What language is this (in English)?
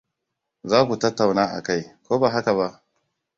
Hausa